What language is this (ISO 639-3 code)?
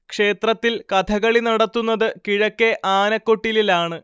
mal